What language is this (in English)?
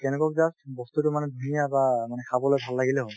Assamese